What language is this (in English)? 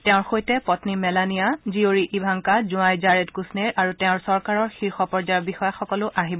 Assamese